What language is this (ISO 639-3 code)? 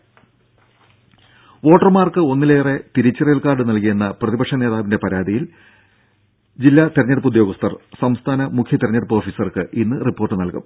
mal